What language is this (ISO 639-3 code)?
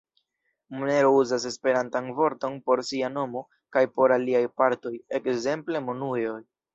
epo